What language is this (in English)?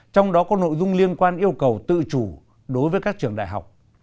Vietnamese